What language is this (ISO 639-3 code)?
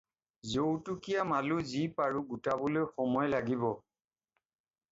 asm